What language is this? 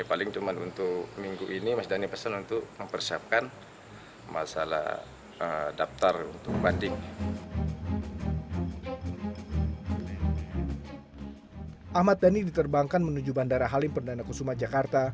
Indonesian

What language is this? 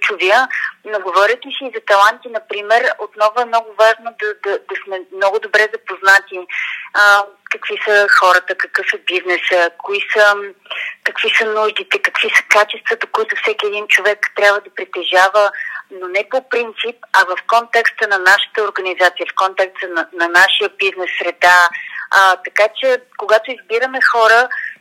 Bulgarian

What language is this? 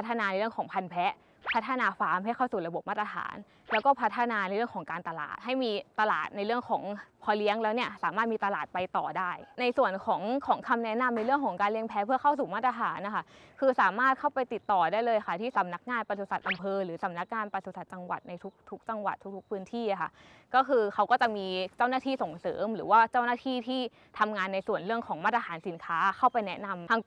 Thai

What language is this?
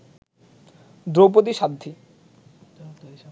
Bangla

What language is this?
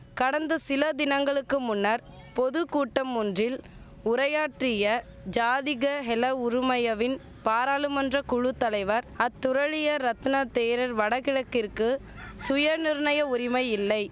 Tamil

